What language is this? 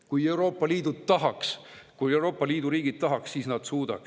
Estonian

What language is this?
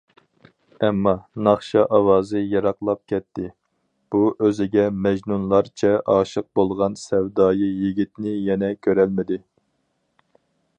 Uyghur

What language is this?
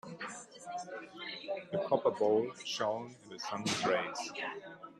English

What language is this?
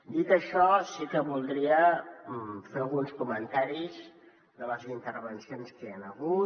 Catalan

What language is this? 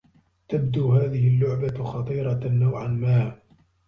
Arabic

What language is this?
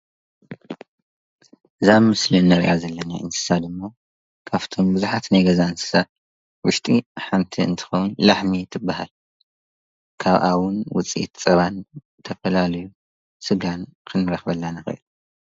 Tigrinya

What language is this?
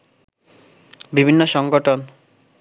Bangla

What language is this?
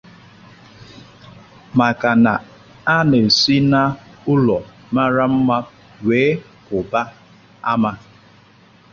Igbo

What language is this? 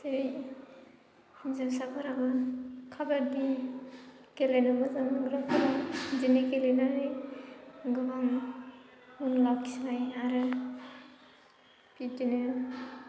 Bodo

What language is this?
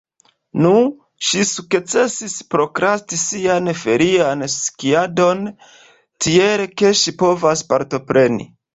Esperanto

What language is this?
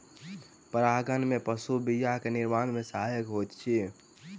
Maithili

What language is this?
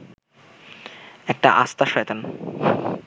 Bangla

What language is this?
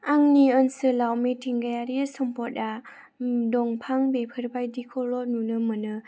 Bodo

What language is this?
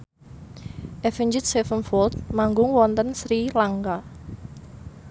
Javanese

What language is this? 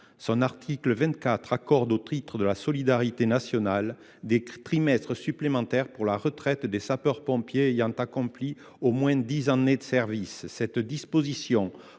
French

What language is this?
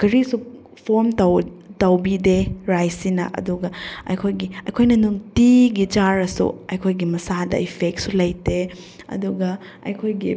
Manipuri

